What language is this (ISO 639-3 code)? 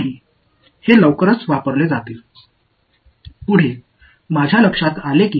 tam